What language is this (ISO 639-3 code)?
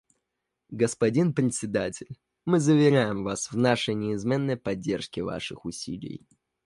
rus